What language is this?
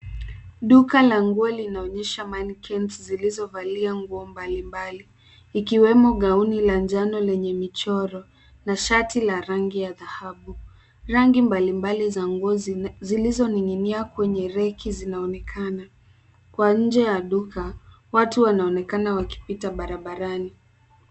Swahili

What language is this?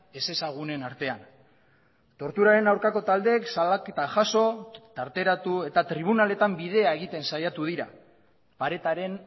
Basque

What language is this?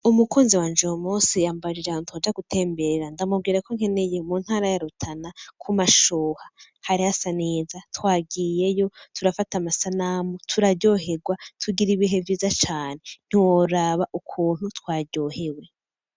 Rundi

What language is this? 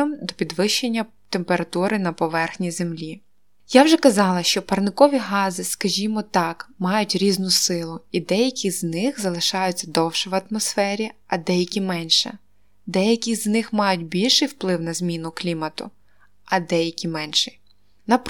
Ukrainian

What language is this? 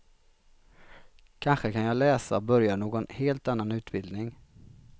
Swedish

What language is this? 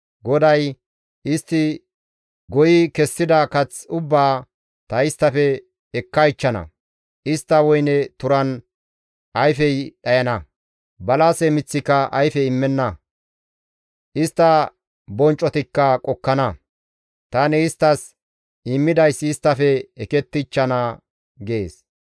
Gamo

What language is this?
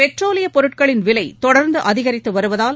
Tamil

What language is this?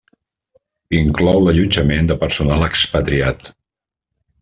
Catalan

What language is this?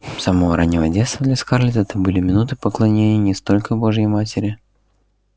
Russian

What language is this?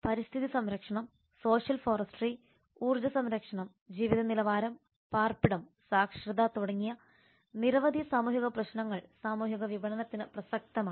Malayalam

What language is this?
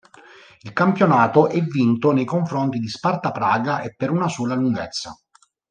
Italian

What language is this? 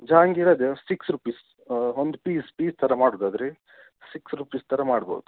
Kannada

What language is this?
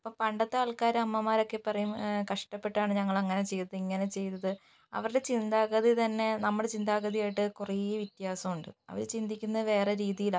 Malayalam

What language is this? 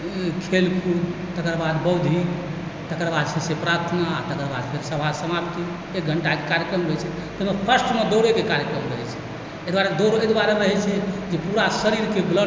Maithili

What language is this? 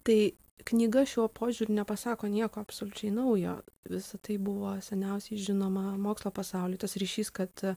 Lithuanian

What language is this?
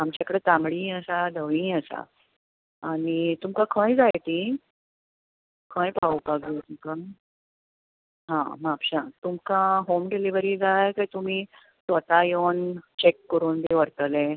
Konkani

